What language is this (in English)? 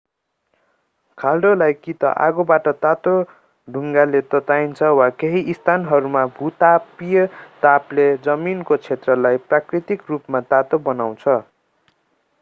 Nepali